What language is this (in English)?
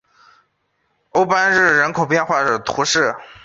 Chinese